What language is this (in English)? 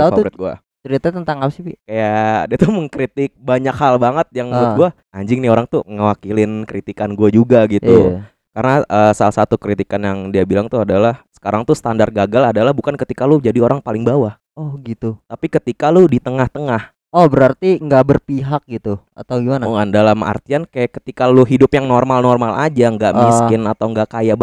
Indonesian